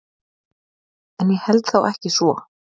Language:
Icelandic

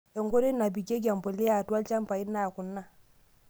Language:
Masai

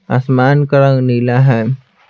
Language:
Hindi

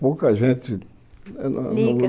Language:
Portuguese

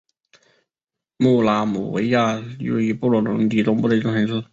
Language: Chinese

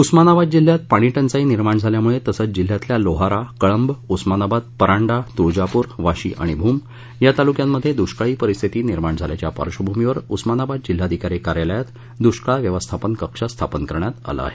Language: Marathi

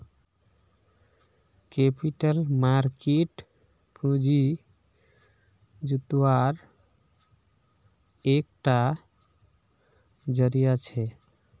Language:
Magahi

